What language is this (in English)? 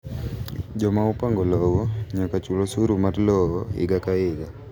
Luo (Kenya and Tanzania)